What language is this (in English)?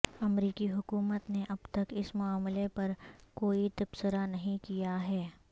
Urdu